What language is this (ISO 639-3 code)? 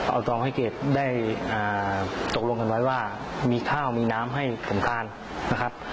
tha